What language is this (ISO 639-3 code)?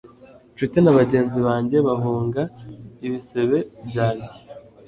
kin